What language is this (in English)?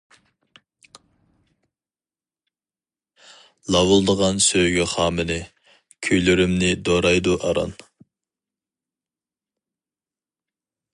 Uyghur